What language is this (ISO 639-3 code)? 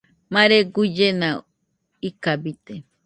hux